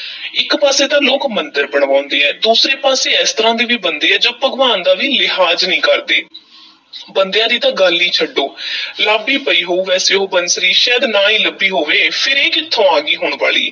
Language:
Punjabi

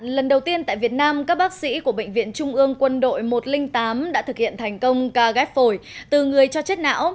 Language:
Vietnamese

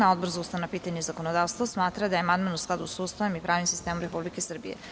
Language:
Serbian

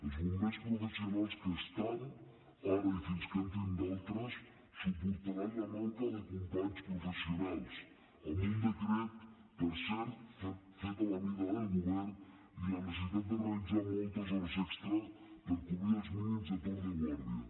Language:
Catalan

